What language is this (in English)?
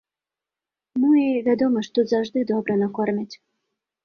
Belarusian